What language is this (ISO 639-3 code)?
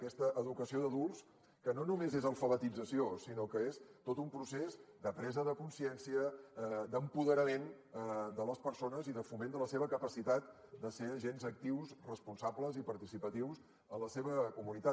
cat